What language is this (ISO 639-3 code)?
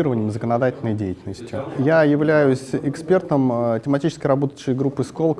rus